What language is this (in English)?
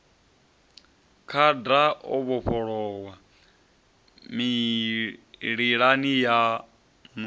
Venda